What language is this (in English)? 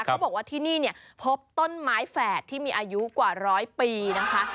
Thai